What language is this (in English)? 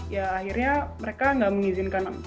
Indonesian